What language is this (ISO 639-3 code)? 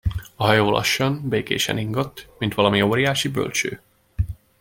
hun